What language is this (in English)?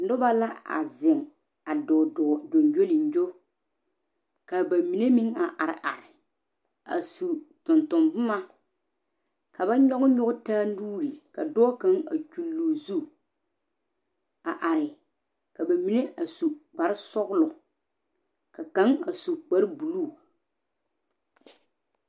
Southern Dagaare